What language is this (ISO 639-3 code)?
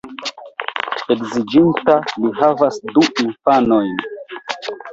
epo